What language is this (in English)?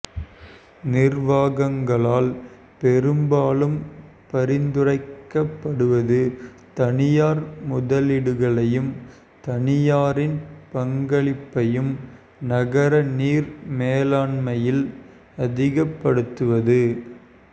Tamil